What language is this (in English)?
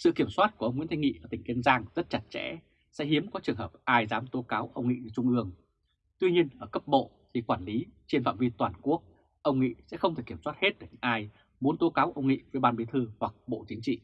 Vietnamese